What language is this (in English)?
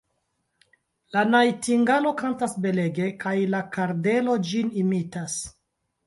Esperanto